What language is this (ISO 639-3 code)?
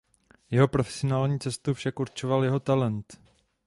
ces